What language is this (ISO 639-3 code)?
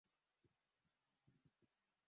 swa